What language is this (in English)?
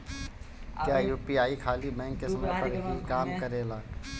Bhojpuri